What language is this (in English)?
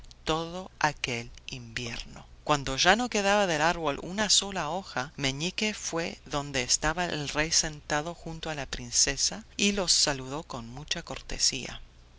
Spanish